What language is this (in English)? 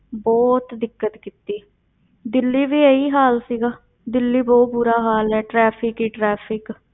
Punjabi